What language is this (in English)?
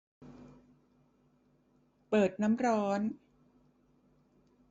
Thai